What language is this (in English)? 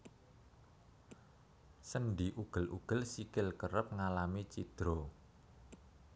Javanese